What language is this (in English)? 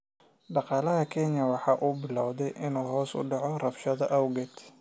Somali